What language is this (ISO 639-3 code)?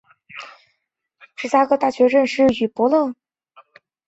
zho